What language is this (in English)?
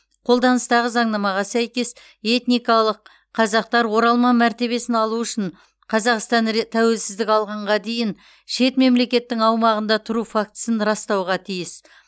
Kazakh